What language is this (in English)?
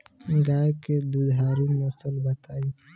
Bhojpuri